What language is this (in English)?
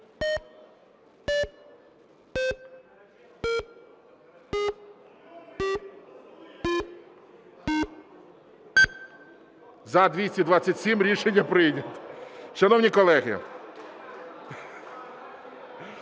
Ukrainian